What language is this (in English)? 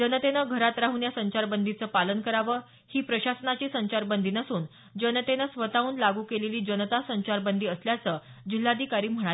Marathi